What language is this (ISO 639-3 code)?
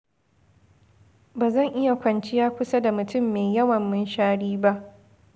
hau